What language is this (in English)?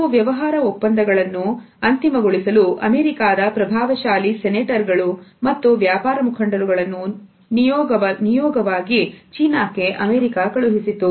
Kannada